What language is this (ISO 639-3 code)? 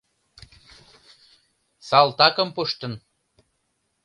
chm